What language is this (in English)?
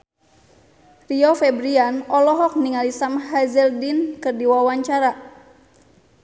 Sundanese